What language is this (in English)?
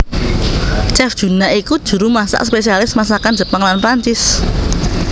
Javanese